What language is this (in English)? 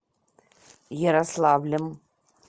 Russian